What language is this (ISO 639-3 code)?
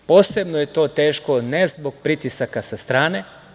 srp